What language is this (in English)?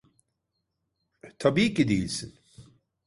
Turkish